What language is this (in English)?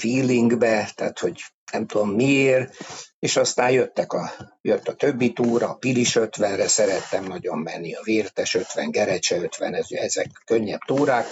Hungarian